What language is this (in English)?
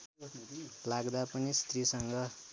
Nepali